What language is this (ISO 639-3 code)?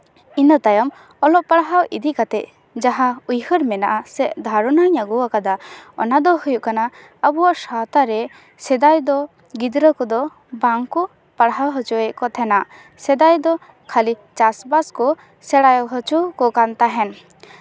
sat